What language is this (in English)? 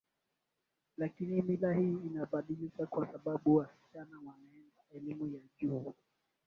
Swahili